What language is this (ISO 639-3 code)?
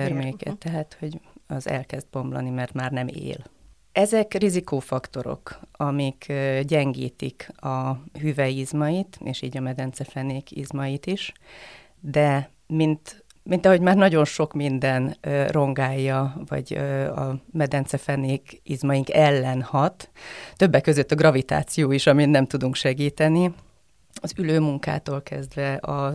hun